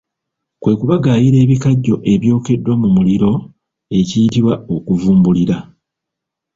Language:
Ganda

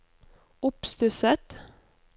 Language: Norwegian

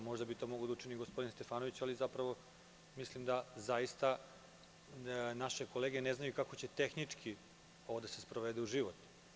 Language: Serbian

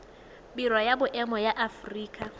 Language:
Tswana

